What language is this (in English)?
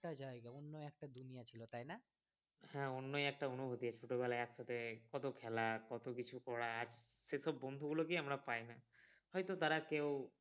Bangla